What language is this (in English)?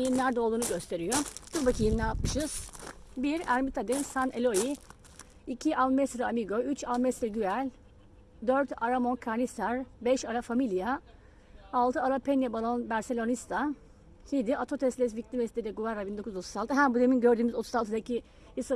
Turkish